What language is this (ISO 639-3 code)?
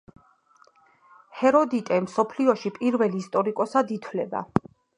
kat